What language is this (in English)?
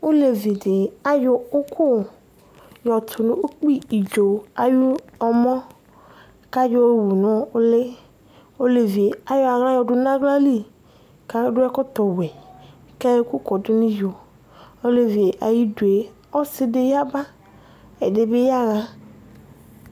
Ikposo